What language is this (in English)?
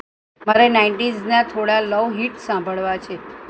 Gujarati